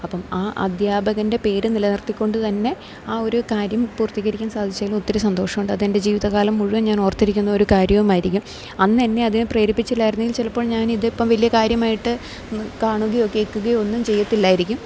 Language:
Malayalam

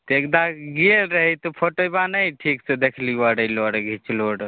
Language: Maithili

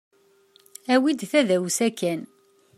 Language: Kabyle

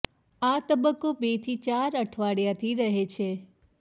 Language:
Gujarati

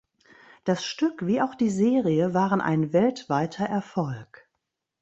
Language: German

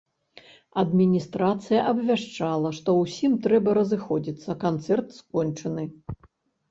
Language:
Belarusian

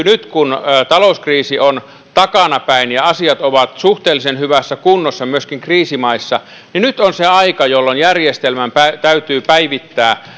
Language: Finnish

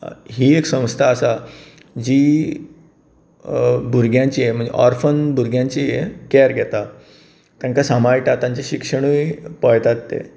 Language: Konkani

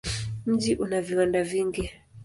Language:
Swahili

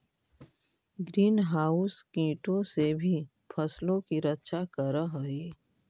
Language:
Magahi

